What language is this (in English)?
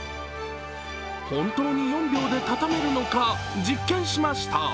Japanese